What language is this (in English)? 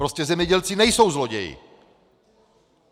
Czech